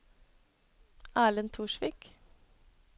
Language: Norwegian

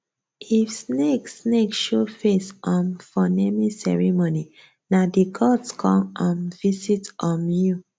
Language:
Nigerian Pidgin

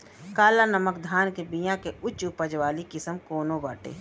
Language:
Bhojpuri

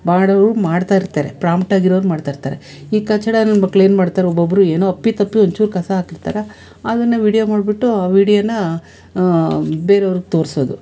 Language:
Kannada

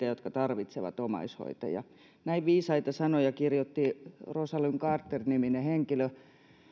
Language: Finnish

